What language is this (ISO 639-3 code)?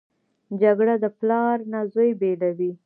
pus